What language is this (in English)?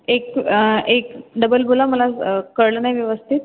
Marathi